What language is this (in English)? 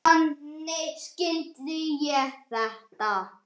Icelandic